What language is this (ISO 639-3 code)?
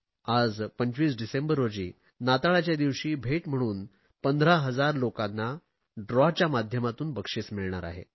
mar